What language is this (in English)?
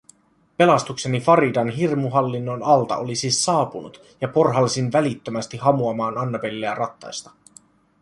Finnish